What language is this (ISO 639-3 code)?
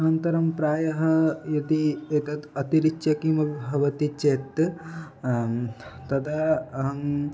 san